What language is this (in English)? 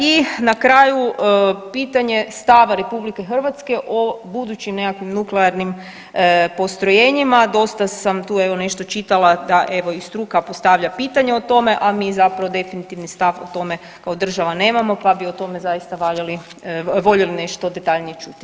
Croatian